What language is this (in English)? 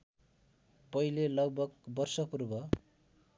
Nepali